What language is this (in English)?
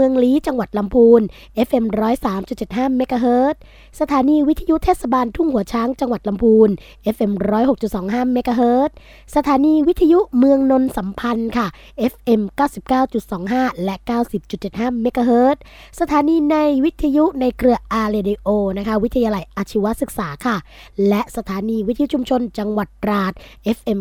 Thai